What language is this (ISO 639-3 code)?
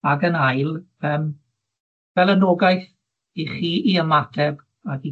cym